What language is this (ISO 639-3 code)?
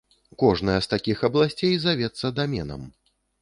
bel